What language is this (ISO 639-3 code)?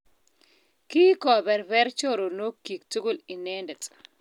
kln